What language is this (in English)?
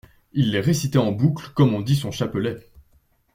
French